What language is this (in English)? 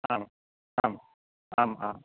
Sanskrit